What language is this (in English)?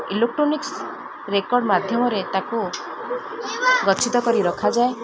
Odia